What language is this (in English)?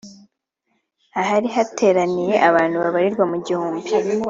Kinyarwanda